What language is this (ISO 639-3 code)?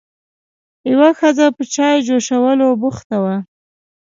pus